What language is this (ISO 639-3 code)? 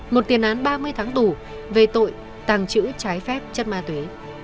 vie